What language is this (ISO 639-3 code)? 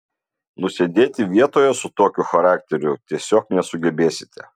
lit